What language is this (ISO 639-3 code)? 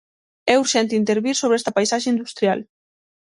glg